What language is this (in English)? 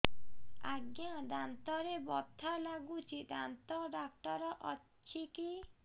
Odia